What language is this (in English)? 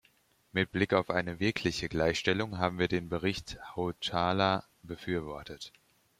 German